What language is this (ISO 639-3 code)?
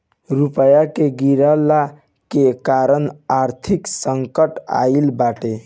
bho